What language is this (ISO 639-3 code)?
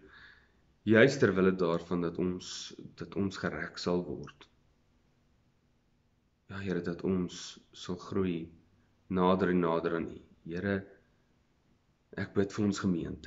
nld